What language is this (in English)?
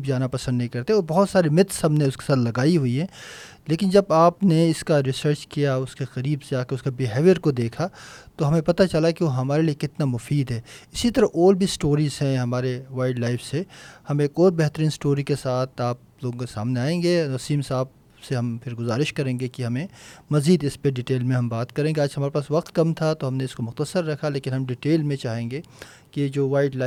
Urdu